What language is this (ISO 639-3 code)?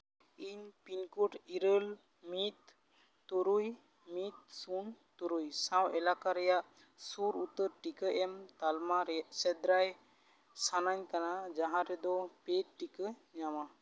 sat